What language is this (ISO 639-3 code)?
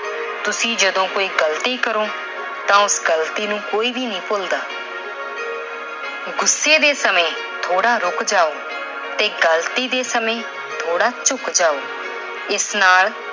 pan